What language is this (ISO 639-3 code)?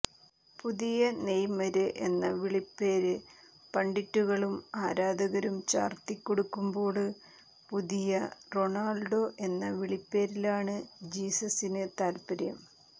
mal